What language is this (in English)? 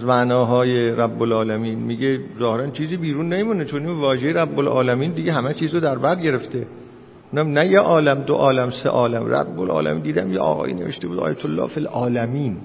Persian